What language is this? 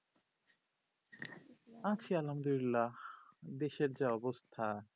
Bangla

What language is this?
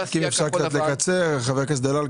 Hebrew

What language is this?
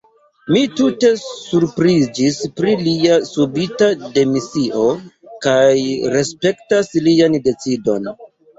Esperanto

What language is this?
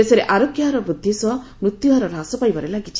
Odia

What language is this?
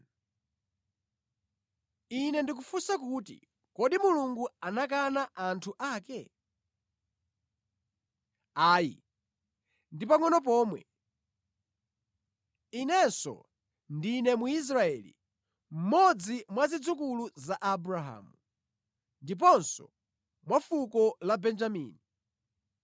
Nyanja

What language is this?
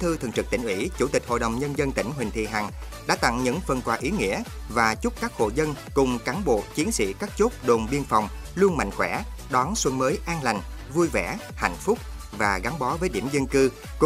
Vietnamese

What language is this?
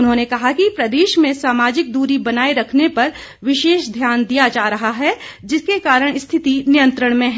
Hindi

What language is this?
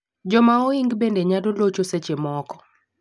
Luo (Kenya and Tanzania)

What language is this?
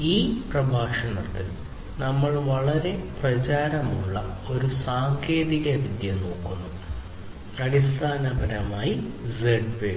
Malayalam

